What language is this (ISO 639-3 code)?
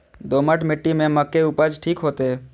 mai